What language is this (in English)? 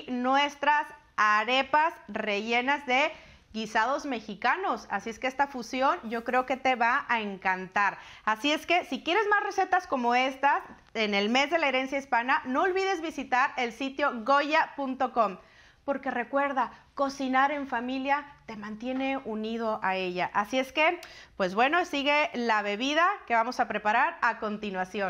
Spanish